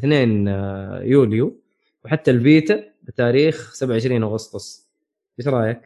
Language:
Arabic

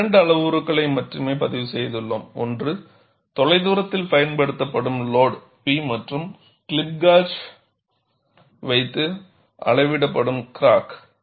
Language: Tamil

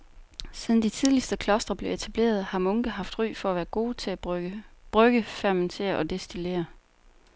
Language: Danish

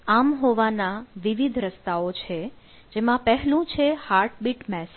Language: Gujarati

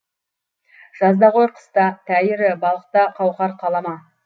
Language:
Kazakh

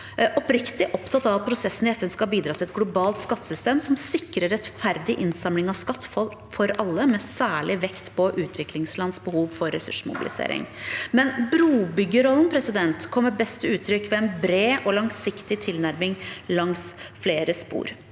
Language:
Norwegian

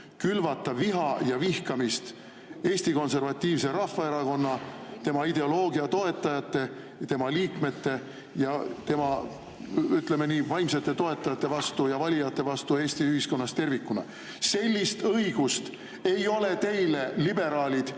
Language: Estonian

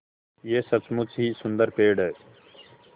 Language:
Hindi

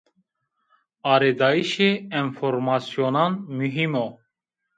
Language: Zaza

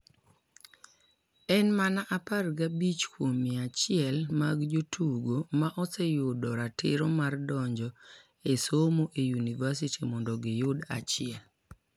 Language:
Luo (Kenya and Tanzania)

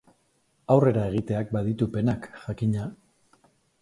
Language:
Basque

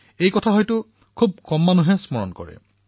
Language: Assamese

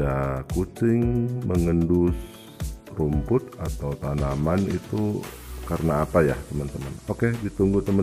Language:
Indonesian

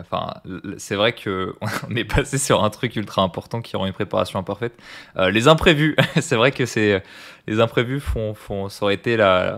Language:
French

